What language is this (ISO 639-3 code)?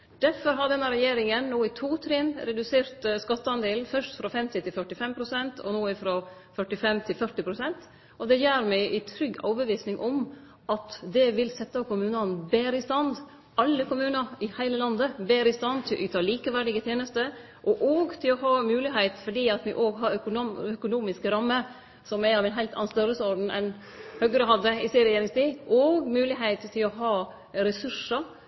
nno